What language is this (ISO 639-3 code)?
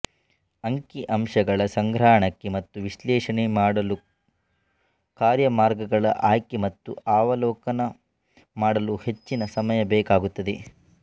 kan